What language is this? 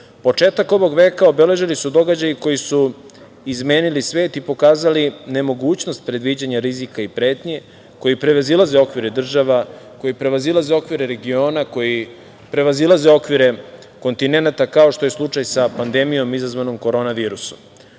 Serbian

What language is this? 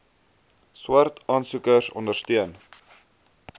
Afrikaans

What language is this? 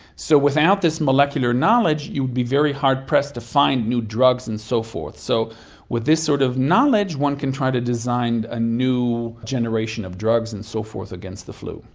English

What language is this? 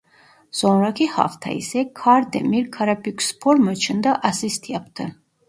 Turkish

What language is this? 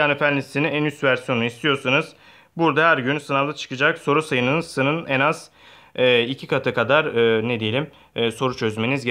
Turkish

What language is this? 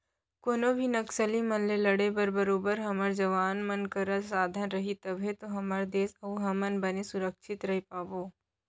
Chhattisgarhi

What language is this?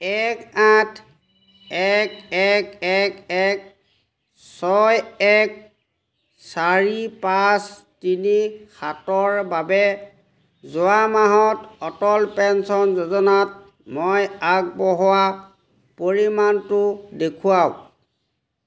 Assamese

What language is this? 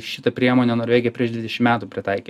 Lithuanian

